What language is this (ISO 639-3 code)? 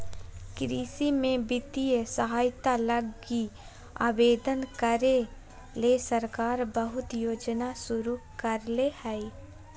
mag